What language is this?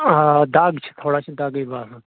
Kashmiri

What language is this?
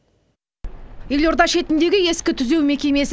Kazakh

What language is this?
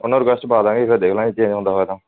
Punjabi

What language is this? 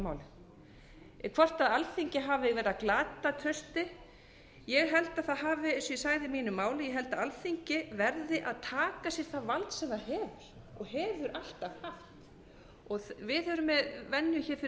Icelandic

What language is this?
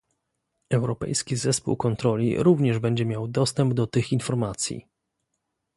Polish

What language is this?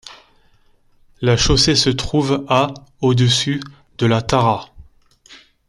French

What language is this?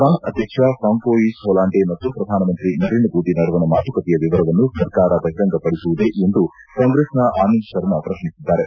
Kannada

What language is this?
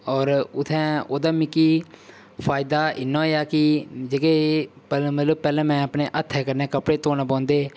Dogri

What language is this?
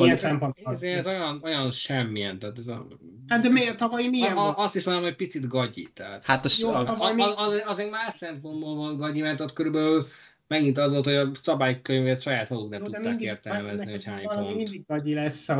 Hungarian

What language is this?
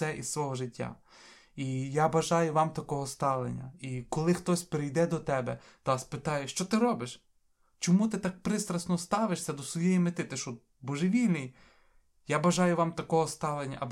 Ukrainian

